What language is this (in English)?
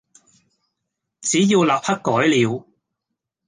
Cantonese